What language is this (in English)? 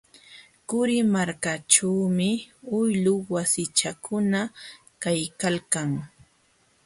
Jauja Wanca Quechua